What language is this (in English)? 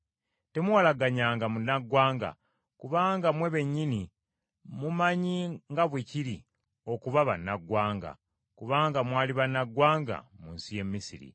Ganda